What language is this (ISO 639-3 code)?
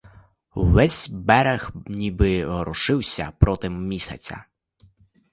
ukr